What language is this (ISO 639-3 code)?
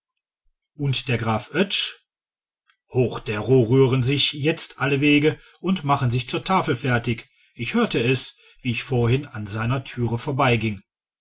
deu